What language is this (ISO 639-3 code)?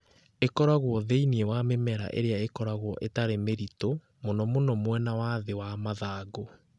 kik